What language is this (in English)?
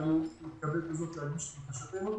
Hebrew